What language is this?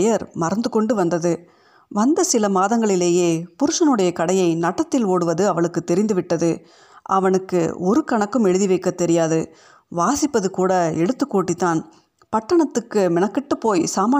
Tamil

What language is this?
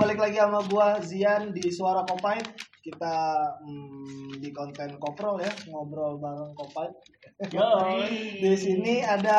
Indonesian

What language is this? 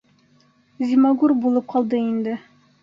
Bashkir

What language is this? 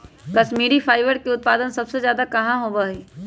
Magahi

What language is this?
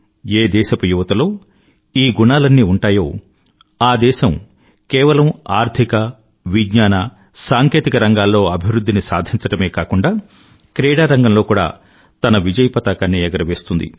Telugu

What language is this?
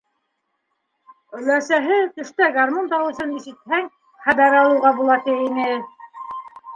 Bashkir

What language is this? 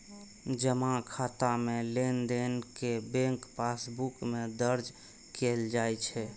Maithili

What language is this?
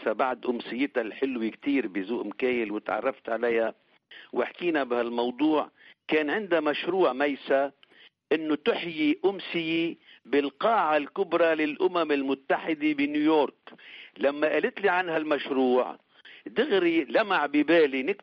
Arabic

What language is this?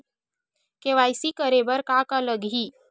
Chhattisgarhi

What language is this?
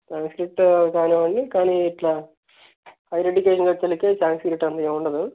Telugu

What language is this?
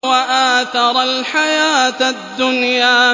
Arabic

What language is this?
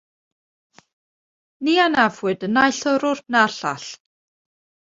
Welsh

